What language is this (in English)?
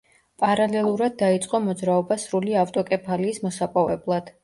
Georgian